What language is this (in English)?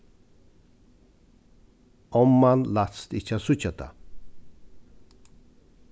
Faroese